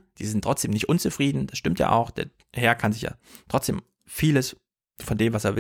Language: German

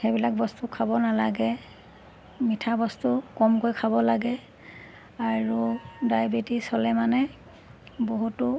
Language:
Assamese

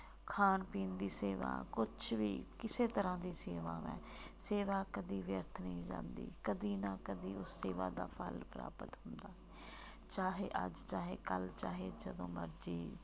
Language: Punjabi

